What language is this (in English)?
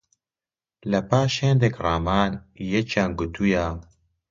Central Kurdish